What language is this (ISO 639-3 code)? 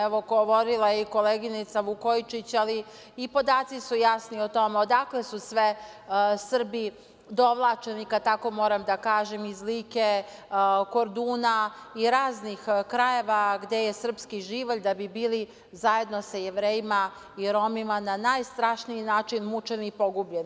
srp